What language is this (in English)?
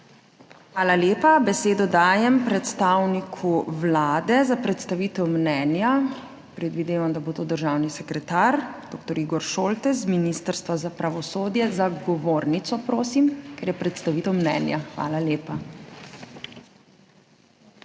Slovenian